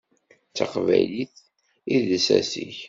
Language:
Kabyle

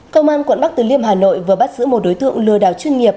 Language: Vietnamese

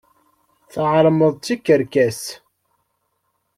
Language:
Kabyle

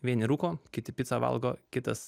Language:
Lithuanian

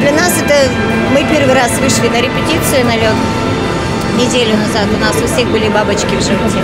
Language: Russian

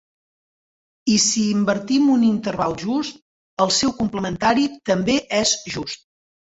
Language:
Catalan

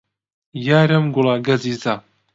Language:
Central Kurdish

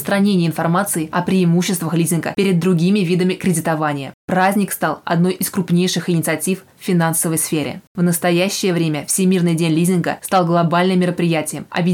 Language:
Russian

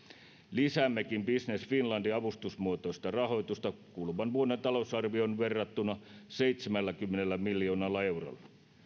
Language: Finnish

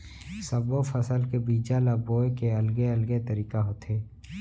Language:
Chhattisgarhi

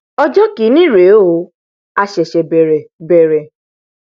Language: Yoruba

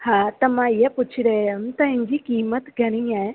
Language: Sindhi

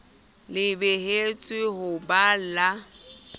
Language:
Southern Sotho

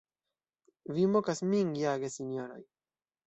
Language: Esperanto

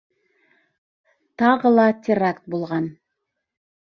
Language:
Bashkir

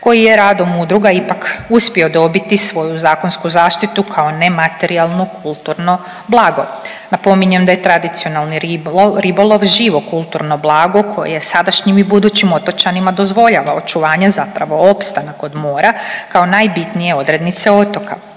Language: Croatian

